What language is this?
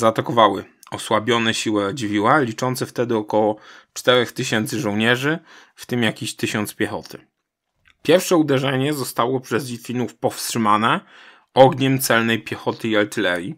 Polish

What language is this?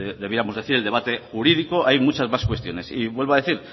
Spanish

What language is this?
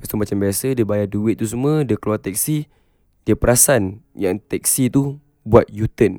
Malay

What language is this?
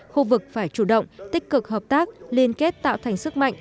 Vietnamese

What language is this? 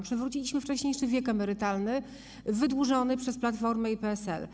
Polish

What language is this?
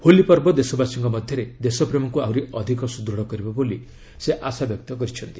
Odia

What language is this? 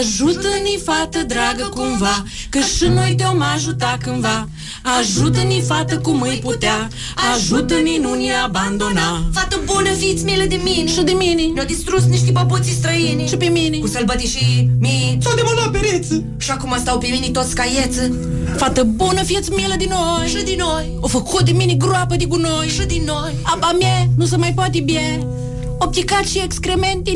Romanian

